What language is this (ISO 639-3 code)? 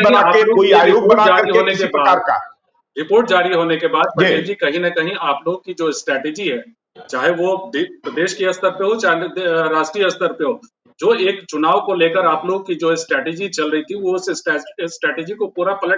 hin